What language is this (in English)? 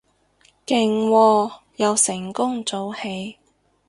Cantonese